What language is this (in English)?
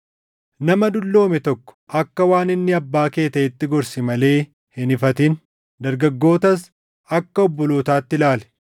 Oromo